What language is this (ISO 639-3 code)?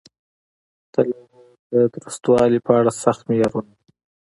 pus